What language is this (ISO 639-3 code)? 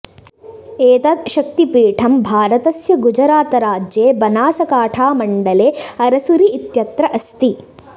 san